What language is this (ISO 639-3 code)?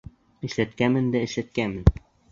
bak